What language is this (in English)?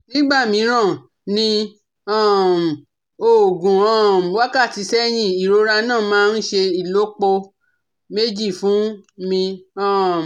Yoruba